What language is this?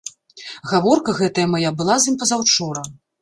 Belarusian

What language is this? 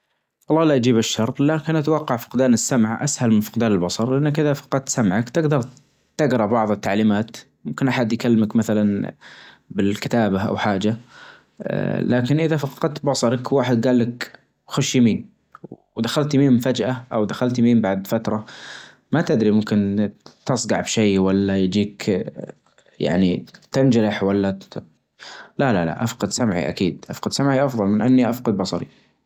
Najdi Arabic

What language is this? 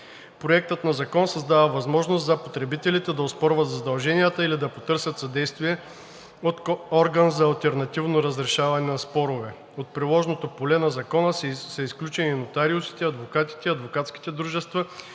Bulgarian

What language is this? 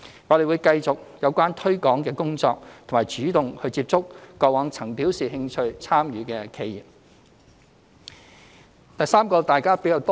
Cantonese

